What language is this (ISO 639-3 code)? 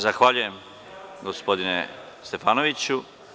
srp